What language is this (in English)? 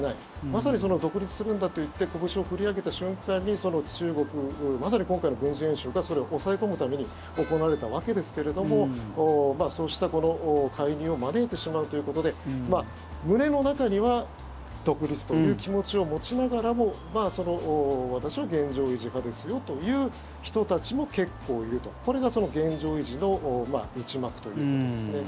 Japanese